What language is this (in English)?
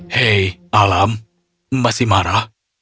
Indonesian